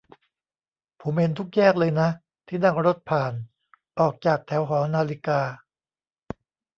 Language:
Thai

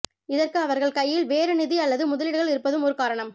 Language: Tamil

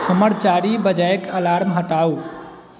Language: Maithili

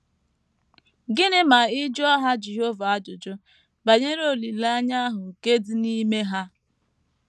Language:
Igbo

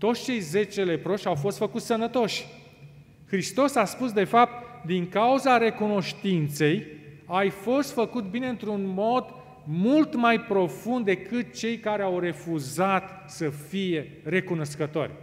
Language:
Romanian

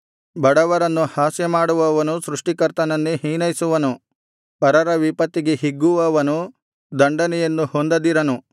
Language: Kannada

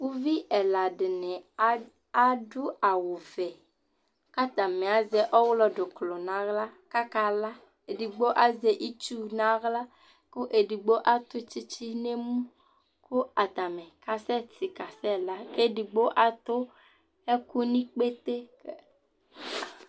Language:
Ikposo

